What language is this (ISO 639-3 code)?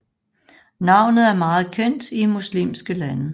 dan